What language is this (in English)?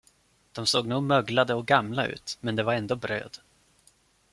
Swedish